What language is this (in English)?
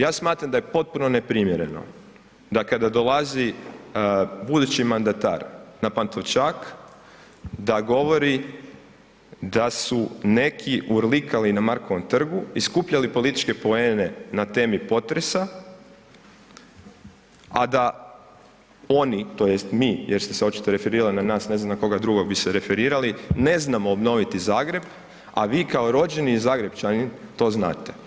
Croatian